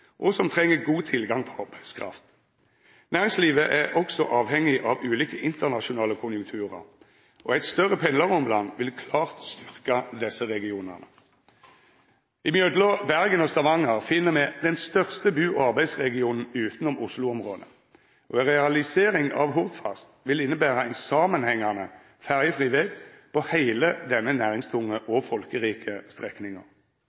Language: Norwegian Nynorsk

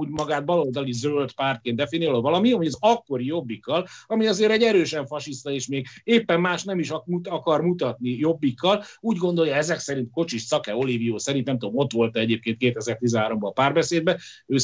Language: Hungarian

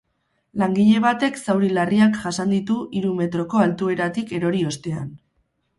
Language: Basque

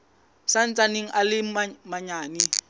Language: Southern Sotho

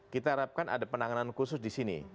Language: Indonesian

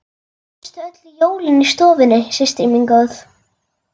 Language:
Icelandic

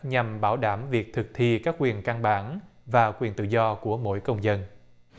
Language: Vietnamese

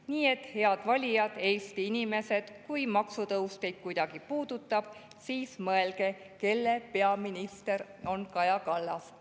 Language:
Estonian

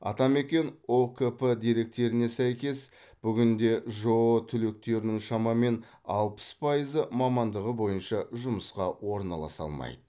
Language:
Kazakh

